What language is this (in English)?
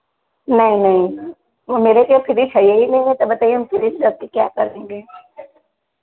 Hindi